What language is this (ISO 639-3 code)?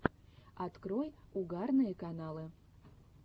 rus